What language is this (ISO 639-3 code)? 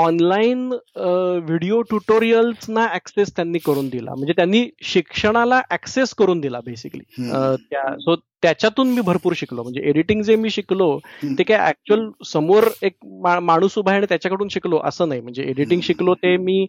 mar